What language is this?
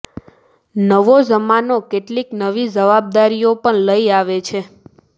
Gujarati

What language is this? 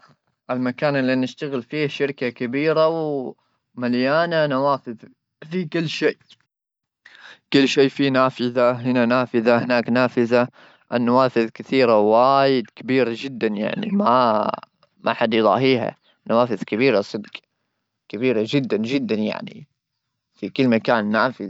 Gulf Arabic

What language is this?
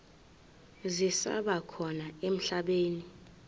Zulu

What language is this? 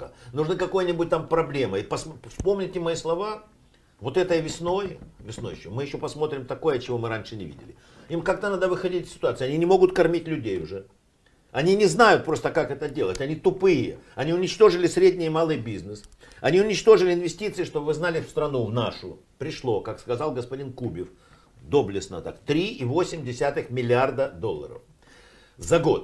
Russian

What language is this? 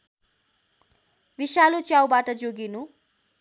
Nepali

